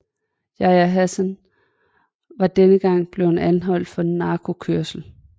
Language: Danish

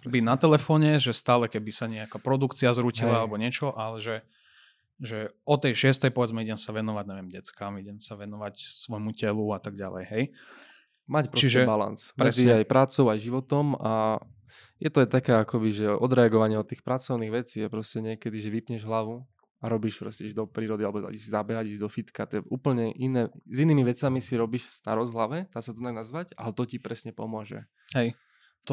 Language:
Slovak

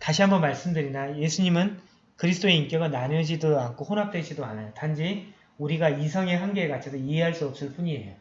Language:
Korean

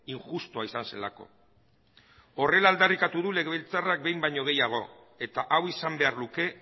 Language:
Basque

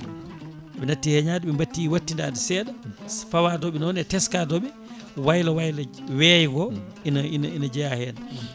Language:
Fula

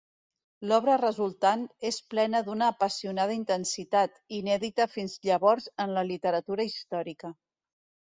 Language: Catalan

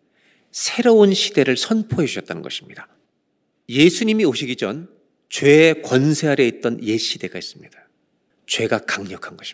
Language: Korean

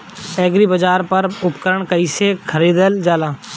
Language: Bhojpuri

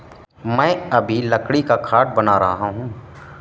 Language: Hindi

